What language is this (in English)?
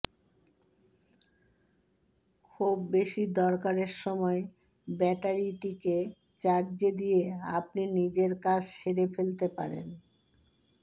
Bangla